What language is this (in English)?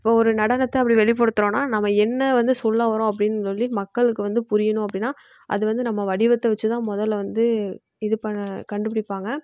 Tamil